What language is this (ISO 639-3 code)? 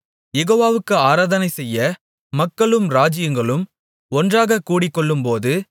tam